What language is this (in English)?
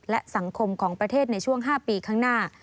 Thai